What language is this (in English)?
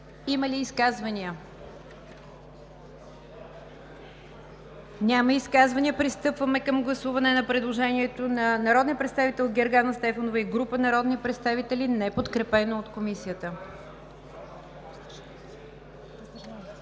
Bulgarian